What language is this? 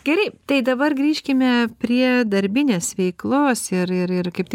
Lithuanian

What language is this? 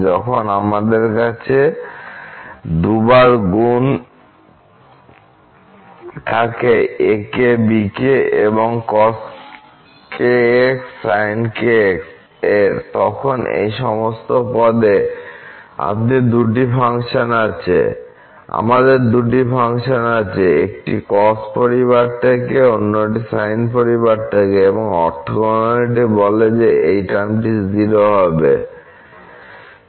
Bangla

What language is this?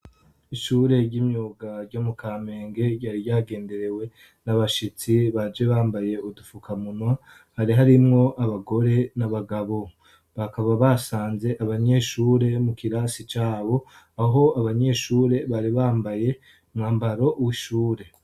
Rundi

